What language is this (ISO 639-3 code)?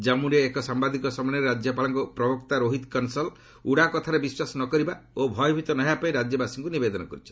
ori